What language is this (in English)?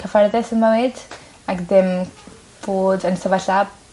Welsh